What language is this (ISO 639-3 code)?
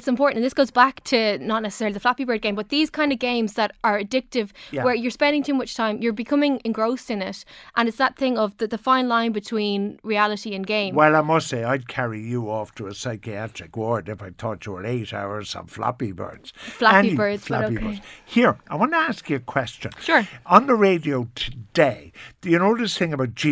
eng